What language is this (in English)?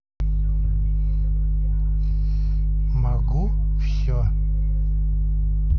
Russian